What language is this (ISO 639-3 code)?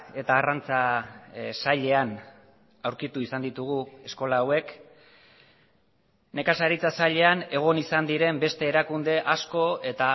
eus